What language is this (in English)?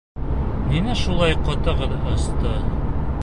Bashkir